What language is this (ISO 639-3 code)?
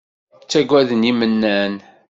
kab